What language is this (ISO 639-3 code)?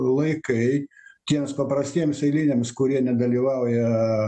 lit